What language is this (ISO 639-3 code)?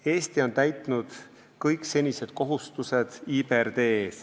est